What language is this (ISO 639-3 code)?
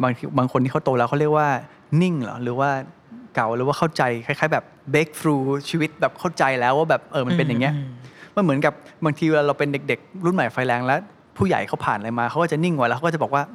tha